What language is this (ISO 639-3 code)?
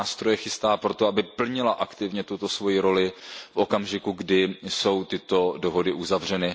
ces